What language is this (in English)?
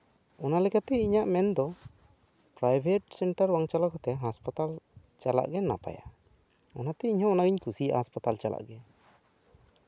Santali